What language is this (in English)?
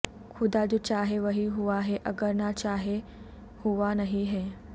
Urdu